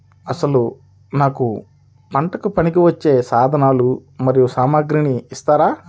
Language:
Telugu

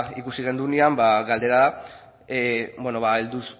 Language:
Basque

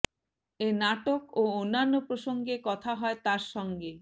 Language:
Bangla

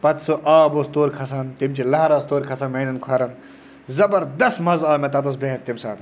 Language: Kashmiri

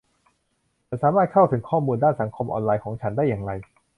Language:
Thai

